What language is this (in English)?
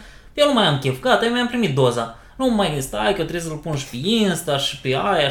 Romanian